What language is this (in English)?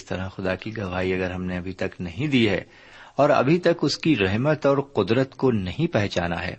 Urdu